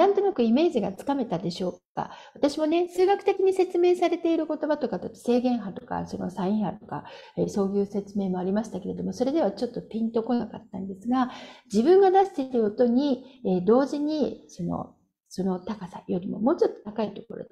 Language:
Japanese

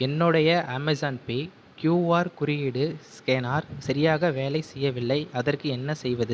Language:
Tamil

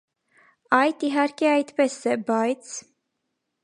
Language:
Armenian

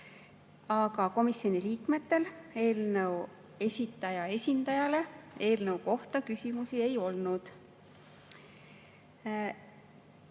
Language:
Estonian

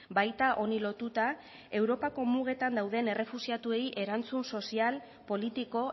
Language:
Basque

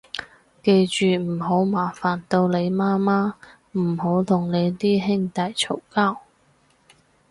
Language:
Cantonese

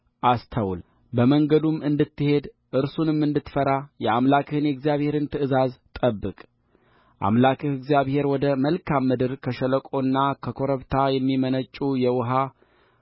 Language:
Amharic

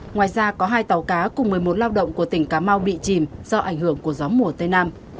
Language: Vietnamese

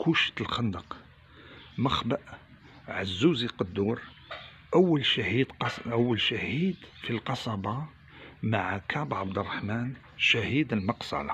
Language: Arabic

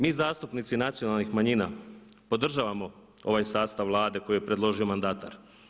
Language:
Croatian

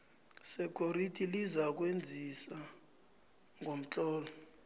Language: South Ndebele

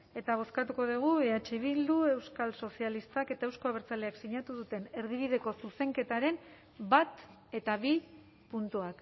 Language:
Basque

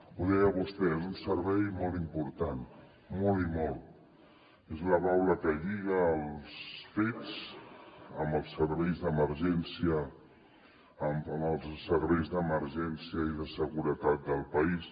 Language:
Catalan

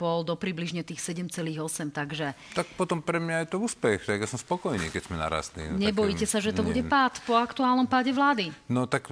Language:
Slovak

